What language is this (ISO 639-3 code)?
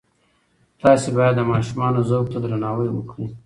pus